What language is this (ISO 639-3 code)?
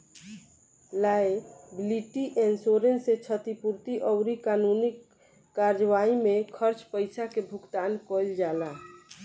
bho